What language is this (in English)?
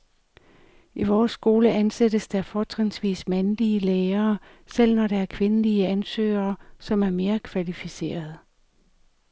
Danish